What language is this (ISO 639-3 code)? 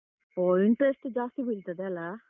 kan